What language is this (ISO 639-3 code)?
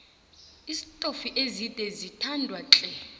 nbl